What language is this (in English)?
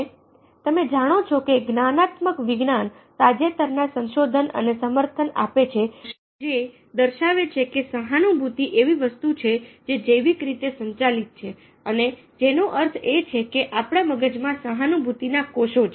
Gujarati